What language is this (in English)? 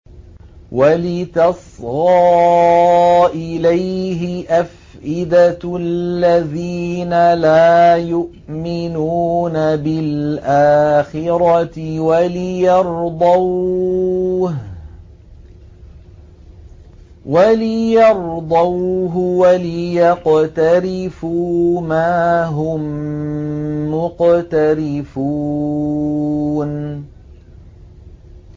Arabic